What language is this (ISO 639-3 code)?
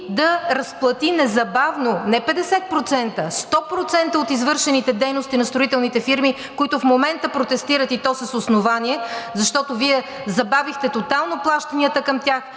bul